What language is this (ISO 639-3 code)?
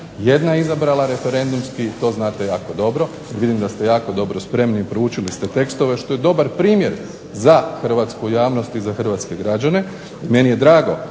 hrv